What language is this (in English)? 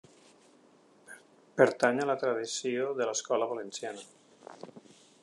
Catalan